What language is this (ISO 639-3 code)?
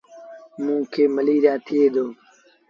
sbn